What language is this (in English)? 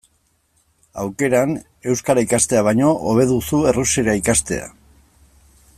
Basque